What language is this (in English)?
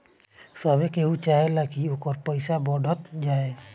Bhojpuri